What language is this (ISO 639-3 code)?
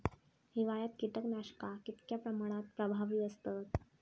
mar